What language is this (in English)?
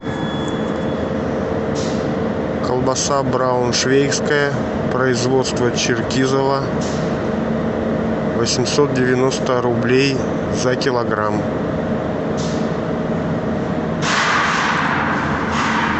Russian